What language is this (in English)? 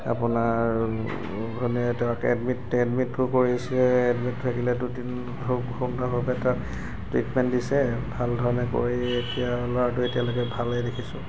Assamese